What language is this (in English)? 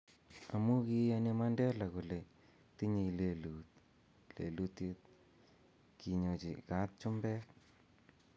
Kalenjin